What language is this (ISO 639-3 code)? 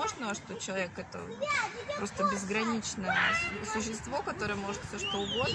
rus